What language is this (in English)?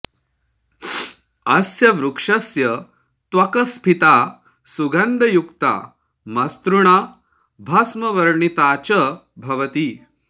Sanskrit